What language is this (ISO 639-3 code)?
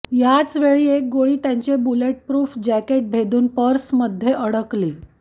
mar